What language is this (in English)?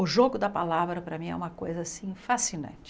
Portuguese